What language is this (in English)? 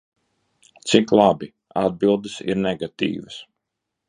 Latvian